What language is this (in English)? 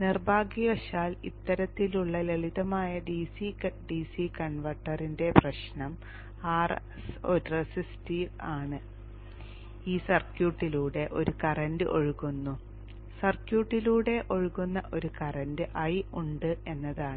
Malayalam